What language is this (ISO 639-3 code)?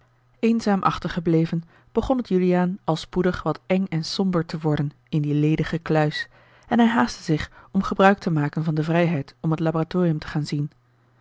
nld